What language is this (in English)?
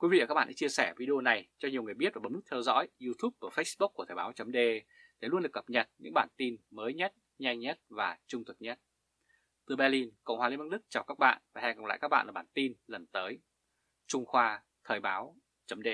Vietnamese